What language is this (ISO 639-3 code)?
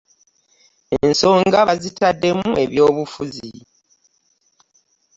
lug